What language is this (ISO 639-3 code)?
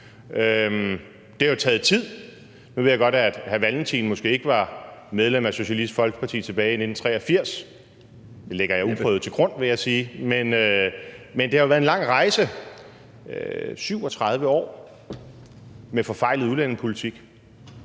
dan